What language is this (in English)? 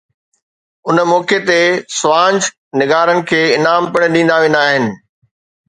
Sindhi